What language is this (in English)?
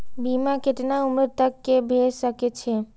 Maithili